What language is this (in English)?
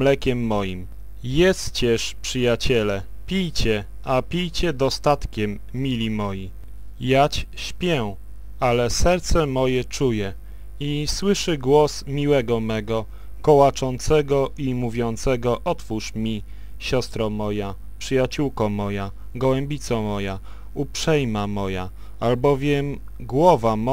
Polish